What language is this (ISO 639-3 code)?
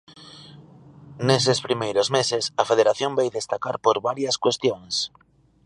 glg